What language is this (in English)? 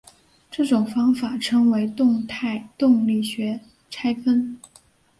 Chinese